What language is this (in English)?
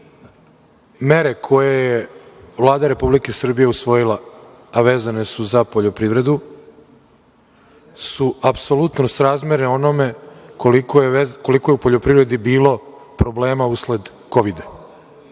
Serbian